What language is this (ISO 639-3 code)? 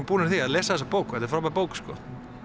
isl